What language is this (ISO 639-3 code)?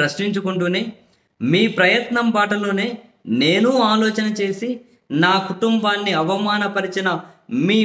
hin